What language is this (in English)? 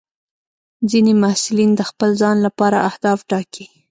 Pashto